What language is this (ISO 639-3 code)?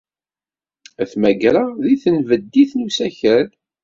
kab